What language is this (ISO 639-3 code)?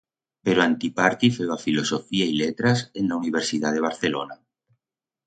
arg